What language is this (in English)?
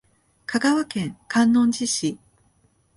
Japanese